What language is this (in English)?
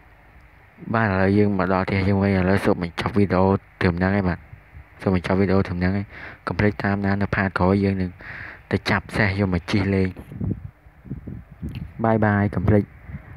Vietnamese